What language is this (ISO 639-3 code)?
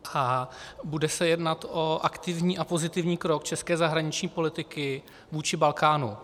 ces